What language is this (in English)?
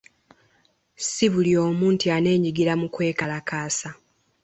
Ganda